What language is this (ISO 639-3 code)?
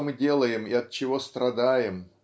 rus